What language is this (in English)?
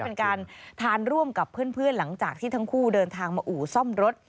Thai